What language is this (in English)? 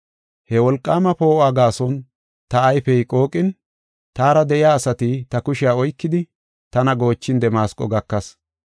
Gofa